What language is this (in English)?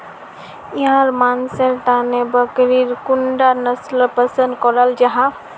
Magahi